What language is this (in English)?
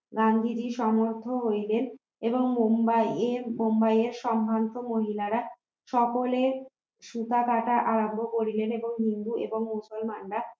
Bangla